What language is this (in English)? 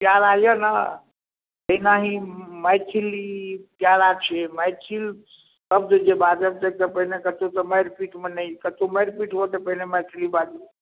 Maithili